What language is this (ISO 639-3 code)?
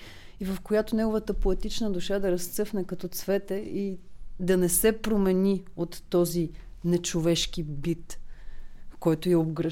bul